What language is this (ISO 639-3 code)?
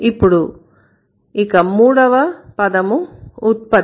tel